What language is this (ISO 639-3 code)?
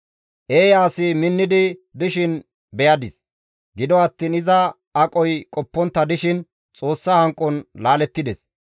gmv